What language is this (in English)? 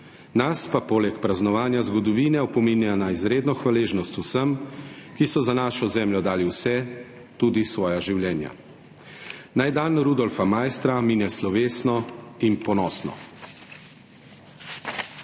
Slovenian